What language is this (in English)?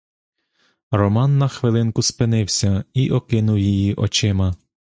Ukrainian